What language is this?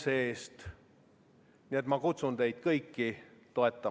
Estonian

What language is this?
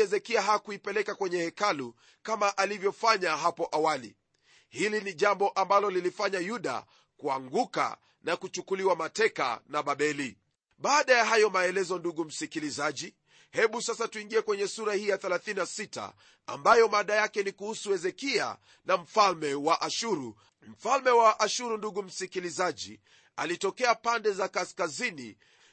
Swahili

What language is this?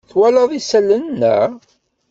Kabyle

